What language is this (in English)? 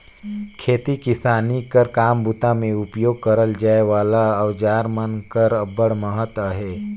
Chhattisgarhi